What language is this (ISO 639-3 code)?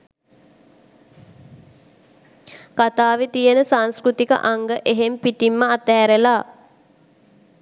sin